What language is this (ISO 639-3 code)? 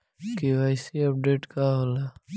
bho